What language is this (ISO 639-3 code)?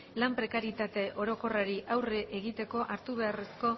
eus